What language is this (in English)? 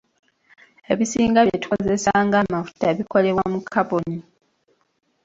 Ganda